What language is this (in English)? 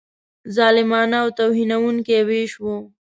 Pashto